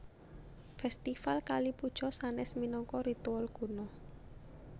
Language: Javanese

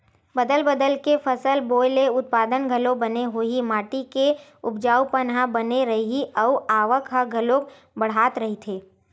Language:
Chhattisgarhi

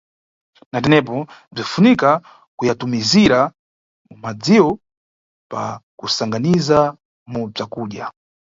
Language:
Nyungwe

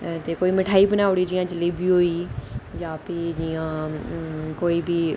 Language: Dogri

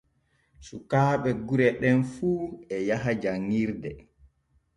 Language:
Borgu Fulfulde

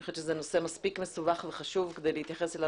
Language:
Hebrew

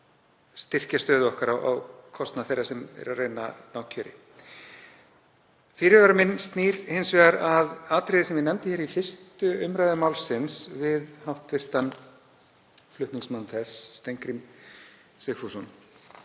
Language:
Icelandic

